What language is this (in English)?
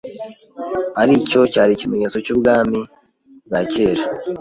Kinyarwanda